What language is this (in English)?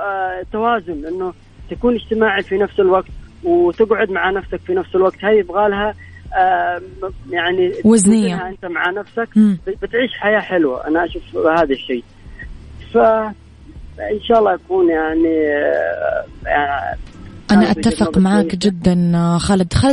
Arabic